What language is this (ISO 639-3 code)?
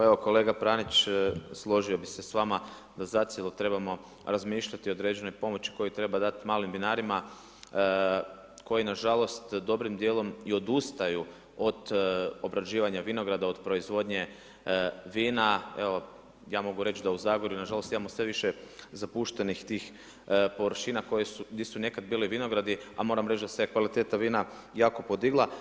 hrv